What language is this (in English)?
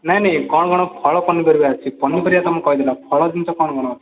Odia